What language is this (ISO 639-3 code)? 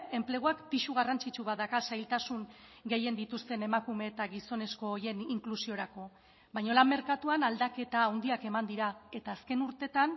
eus